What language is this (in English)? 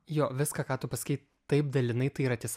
Lithuanian